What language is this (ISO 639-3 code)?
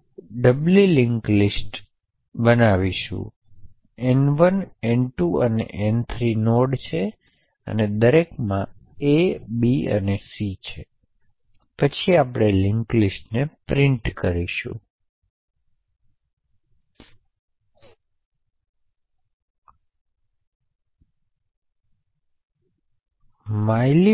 guj